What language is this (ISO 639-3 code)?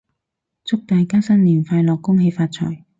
yue